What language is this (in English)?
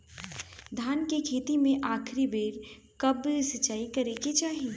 Bhojpuri